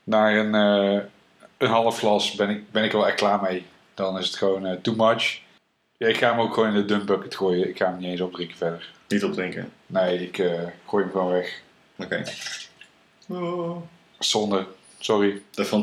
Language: Dutch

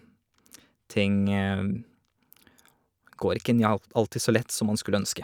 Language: Norwegian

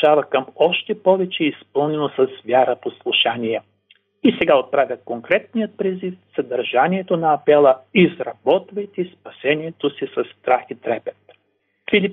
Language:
Bulgarian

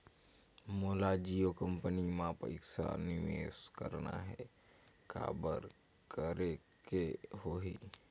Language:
Chhattisgarhi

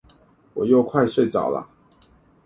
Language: Chinese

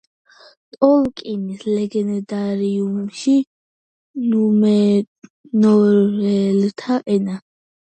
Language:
Georgian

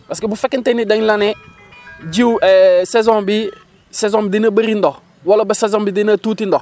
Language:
Wolof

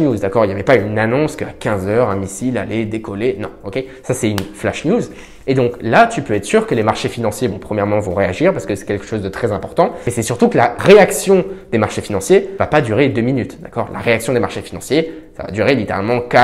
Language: French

